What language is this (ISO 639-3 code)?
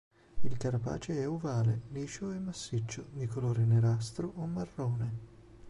ita